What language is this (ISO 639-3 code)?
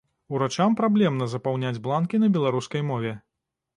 bel